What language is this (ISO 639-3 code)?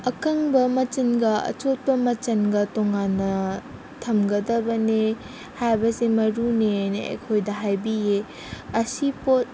mni